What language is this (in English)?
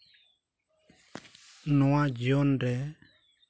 Santali